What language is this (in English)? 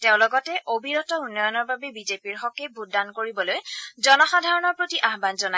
Assamese